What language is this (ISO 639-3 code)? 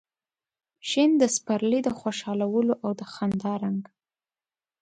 pus